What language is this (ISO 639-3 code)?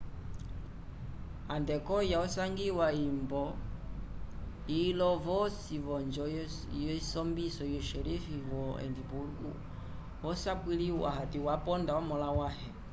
umb